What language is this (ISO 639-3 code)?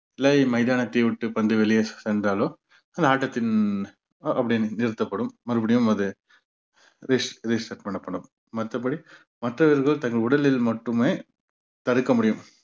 tam